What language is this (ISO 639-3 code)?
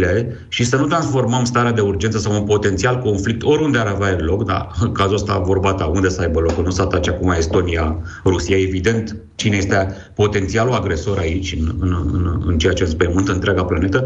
ron